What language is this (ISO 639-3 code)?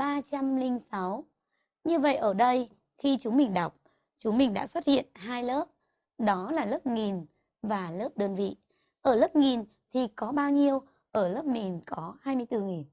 vie